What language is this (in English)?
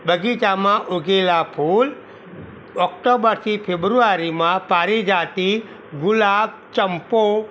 Gujarati